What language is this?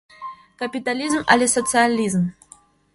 Mari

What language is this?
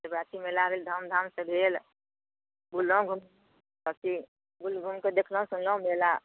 Maithili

